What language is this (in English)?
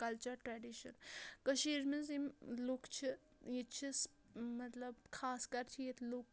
Kashmiri